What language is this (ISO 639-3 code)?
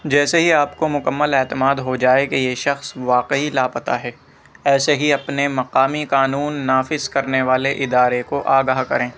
urd